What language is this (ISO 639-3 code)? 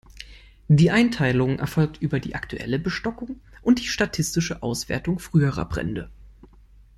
deu